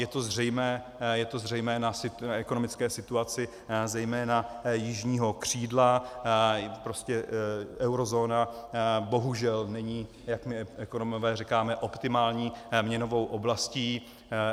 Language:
Czech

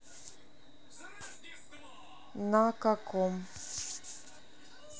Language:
Russian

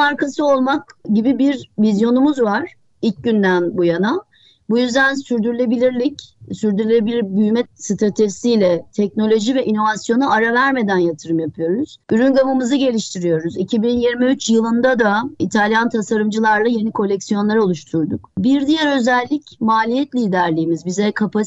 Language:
Turkish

